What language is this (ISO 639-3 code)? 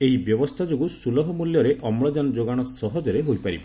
ori